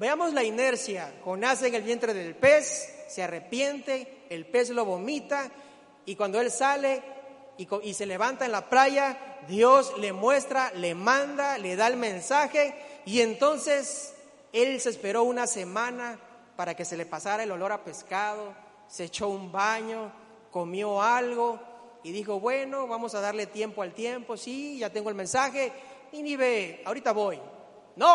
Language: Spanish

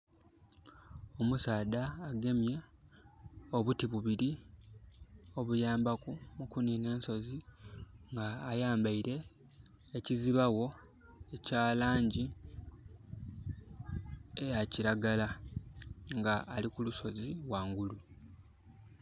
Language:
Soga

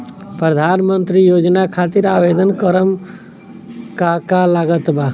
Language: Bhojpuri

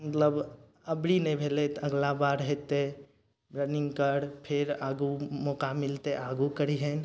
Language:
Maithili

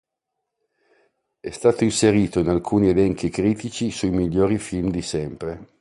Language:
Italian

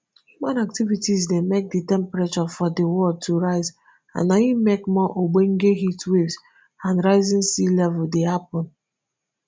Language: Nigerian Pidgin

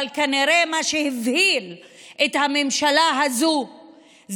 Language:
Hebrew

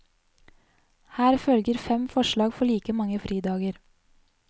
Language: Norwegian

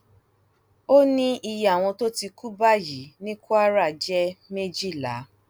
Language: Yoruba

